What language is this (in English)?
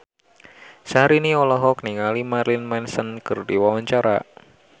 Sundanese